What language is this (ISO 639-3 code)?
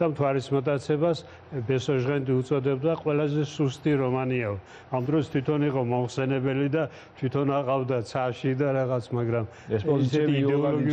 ron